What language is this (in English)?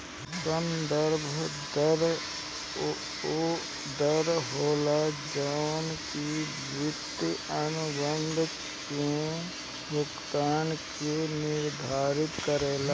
Bhojpuri